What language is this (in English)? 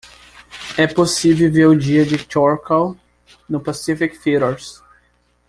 Portuguese